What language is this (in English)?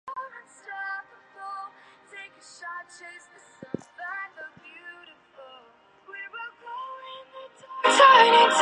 Chinese